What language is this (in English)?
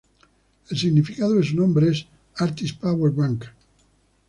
Spanish